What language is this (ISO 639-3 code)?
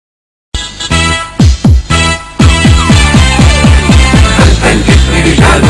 ara